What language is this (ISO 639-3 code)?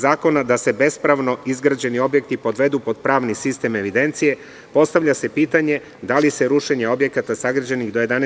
srp